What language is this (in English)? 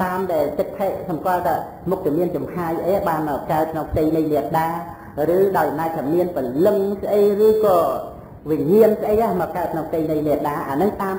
Vietnamese